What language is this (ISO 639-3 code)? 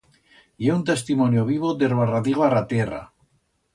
arg